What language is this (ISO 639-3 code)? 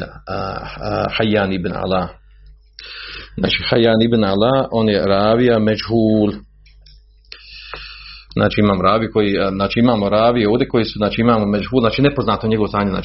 hrv